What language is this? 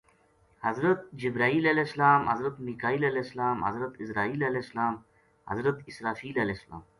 Gujari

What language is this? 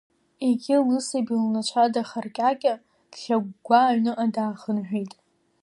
Abkhazian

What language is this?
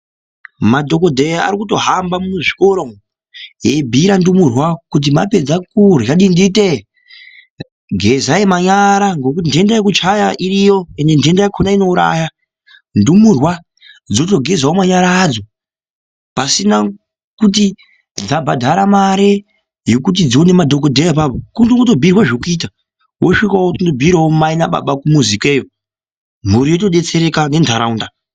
Ndau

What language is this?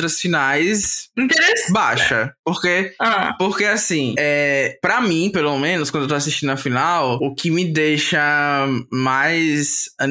Portuguese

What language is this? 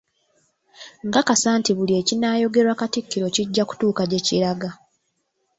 Ganda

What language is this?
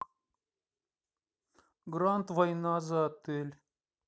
Russian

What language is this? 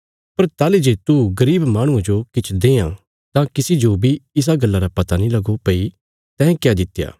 Bilaspuri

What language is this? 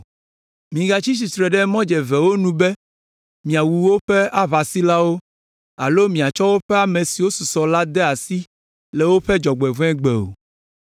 Ewe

